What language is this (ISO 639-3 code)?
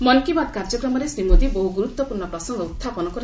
ori